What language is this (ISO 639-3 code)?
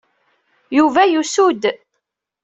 kab